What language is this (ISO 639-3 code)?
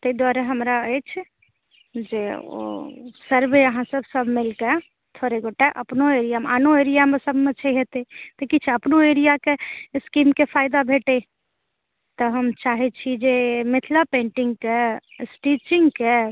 mai